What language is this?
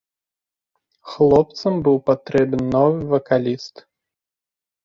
Belarusian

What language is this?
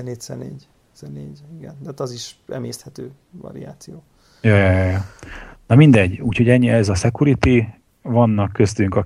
Hungarian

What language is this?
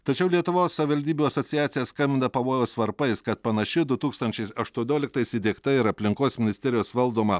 Lithuanian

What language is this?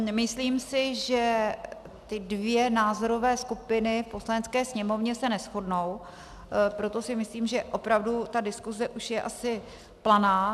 Czech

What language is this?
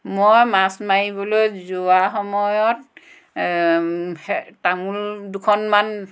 Assamese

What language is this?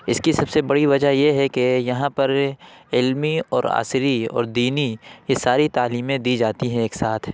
Urdu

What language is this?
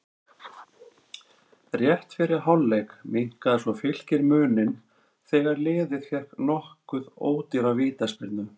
Icelandic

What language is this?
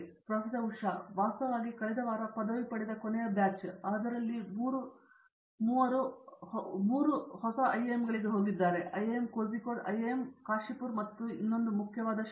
Kannada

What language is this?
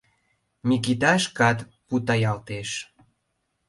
Mari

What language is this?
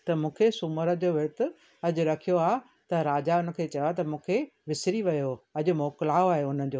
Sindhi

